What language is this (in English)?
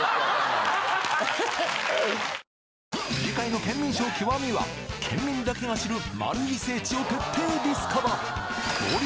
Japanese